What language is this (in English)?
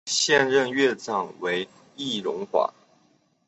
Chinese